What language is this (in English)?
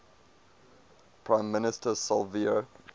English